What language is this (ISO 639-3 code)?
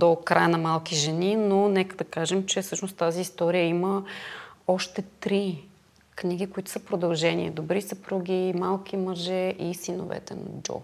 bul